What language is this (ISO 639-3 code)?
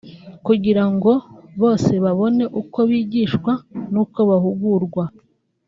kin